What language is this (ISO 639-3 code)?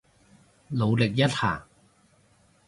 yue